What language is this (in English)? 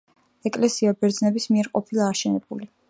Georgian